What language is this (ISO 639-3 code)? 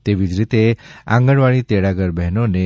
guj